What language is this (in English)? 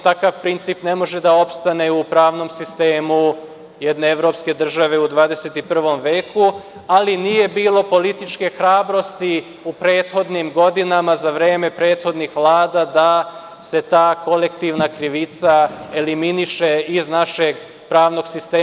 Serbian